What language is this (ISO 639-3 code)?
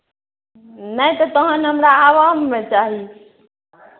mai